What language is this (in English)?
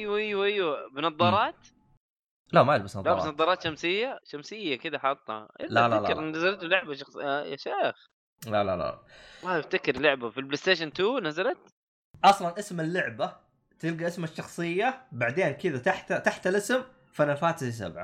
Arabic